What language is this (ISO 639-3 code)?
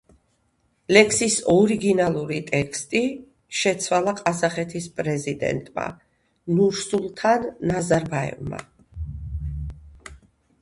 kat